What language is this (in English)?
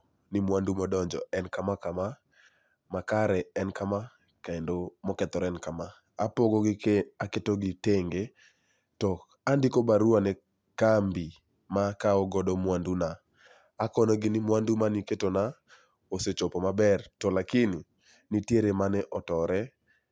Luo (Kenya and Tanzania)